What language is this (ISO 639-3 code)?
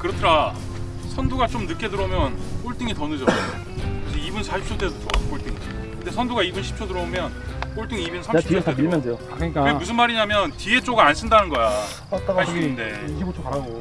kor